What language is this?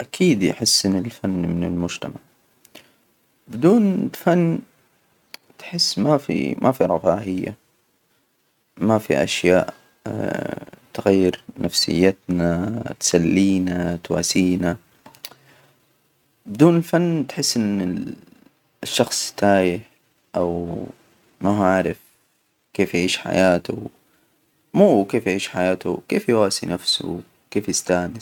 Hijazi Arabic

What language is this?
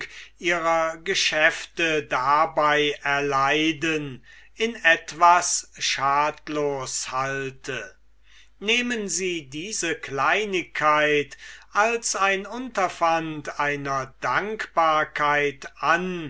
German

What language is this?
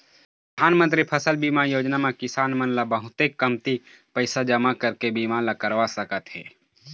Chhattisgarhi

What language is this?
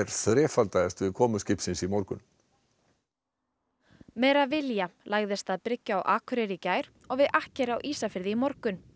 Icelandic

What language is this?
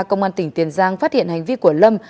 Vietnamese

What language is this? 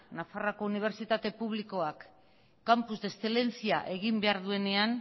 Basque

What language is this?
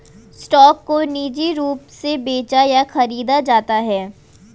Hindi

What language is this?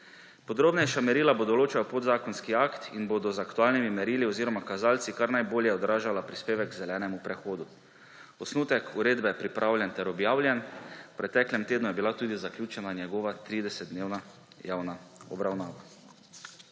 Slovenian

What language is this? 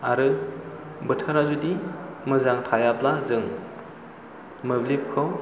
Bodo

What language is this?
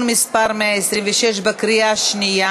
Hebrew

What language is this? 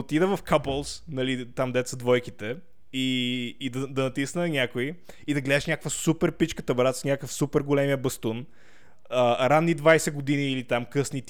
Bulgarian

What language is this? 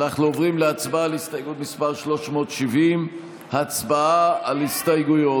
Hebrew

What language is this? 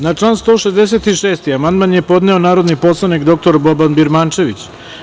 Serbian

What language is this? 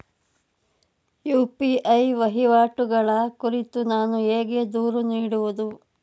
Kannada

